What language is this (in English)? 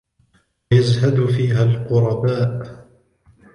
Arabic